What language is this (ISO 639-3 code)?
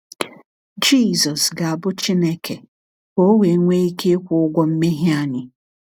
ibo